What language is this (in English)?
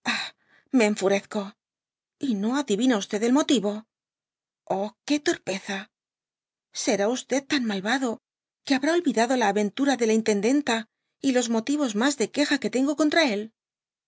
Spanish